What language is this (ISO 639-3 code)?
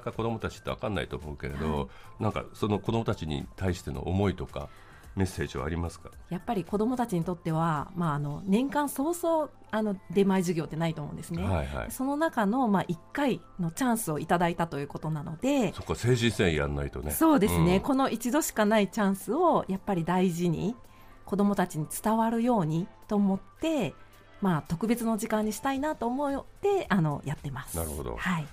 jpn